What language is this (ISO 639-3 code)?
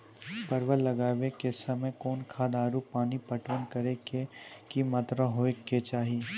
mai